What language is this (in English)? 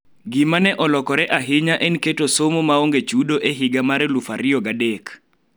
Luo (Kenya and Tanzania)